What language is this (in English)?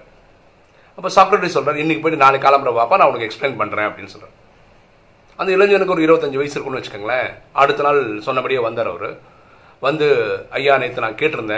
Tamil